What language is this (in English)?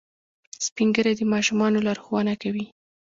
Pashto